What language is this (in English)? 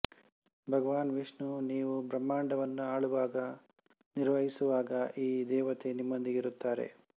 Kannada